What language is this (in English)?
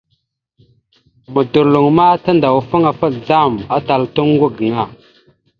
Mada (Cameroon)